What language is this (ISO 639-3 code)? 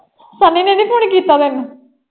pan